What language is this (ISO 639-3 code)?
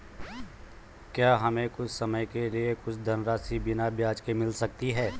hin